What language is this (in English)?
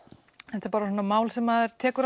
Icelandic